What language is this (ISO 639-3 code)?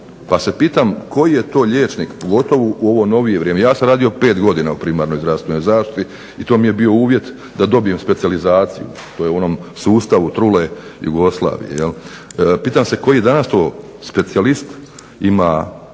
hrv